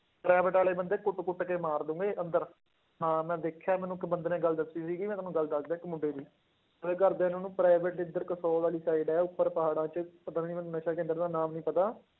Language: Punjabi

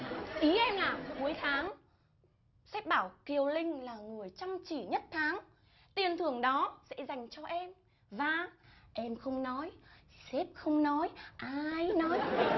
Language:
Vietnamese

